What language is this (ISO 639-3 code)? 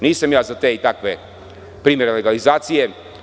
srp